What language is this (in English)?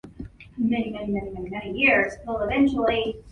English